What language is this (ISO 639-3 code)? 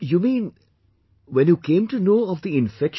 eng